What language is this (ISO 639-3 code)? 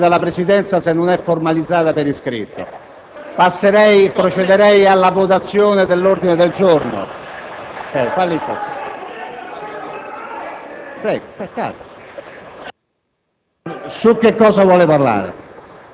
ita